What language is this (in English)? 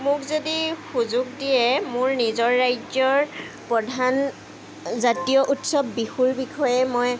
Assamese